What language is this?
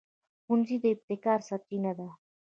Pashto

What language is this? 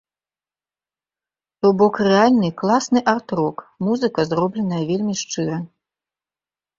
Belarusian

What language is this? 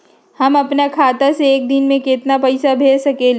Magahi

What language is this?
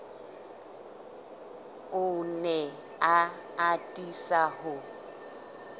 Southern Sotho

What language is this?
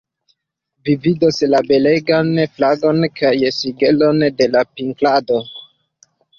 Esperanto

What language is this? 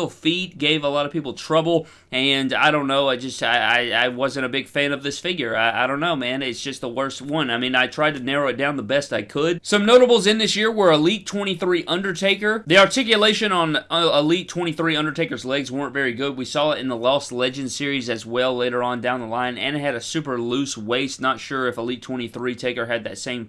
English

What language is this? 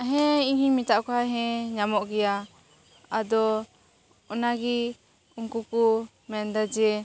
Santali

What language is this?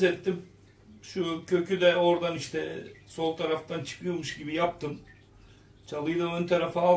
Turkish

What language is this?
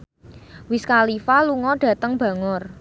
Javanese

